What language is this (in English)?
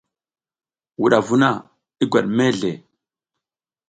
South Giziga